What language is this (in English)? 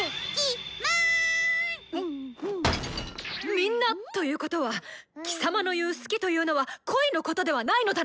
Japanese